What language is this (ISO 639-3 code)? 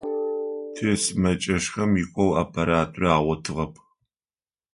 ady